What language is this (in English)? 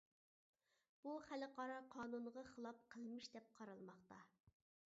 Uyghur